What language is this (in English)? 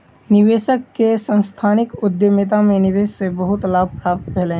Maithili